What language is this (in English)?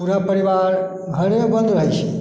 Maithili